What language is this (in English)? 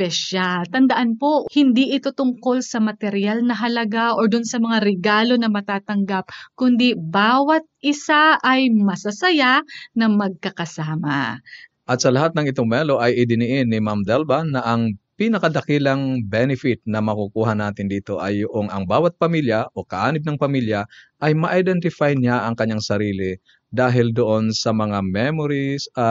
Filipino